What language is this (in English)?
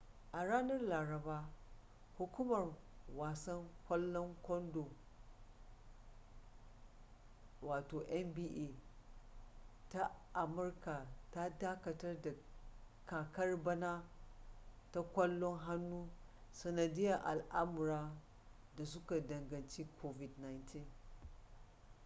Hausa